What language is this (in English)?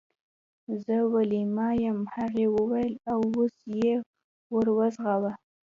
Pashto